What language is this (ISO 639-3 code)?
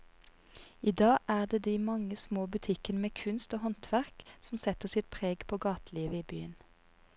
nor